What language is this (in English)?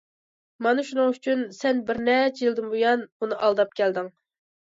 Uyghur